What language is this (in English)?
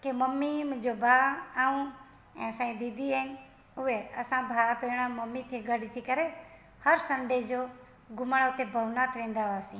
Sindhi